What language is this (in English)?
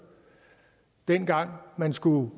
Danish